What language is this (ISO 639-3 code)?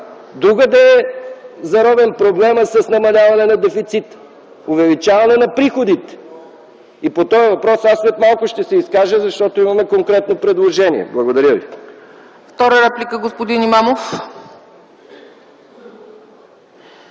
bul